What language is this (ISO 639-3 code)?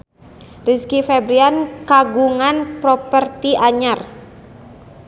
sun